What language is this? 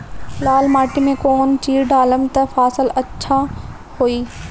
Bhojpuri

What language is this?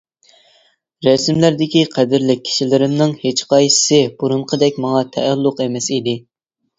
Uyghur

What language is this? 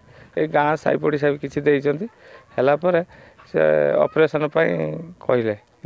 Hindi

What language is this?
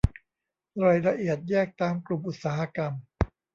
Thai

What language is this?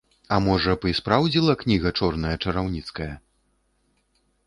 Belarusian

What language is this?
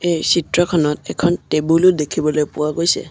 Assamese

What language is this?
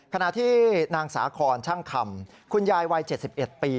Thai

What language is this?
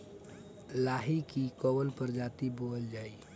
Bhojpuri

